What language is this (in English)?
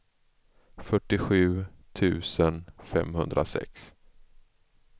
Swedish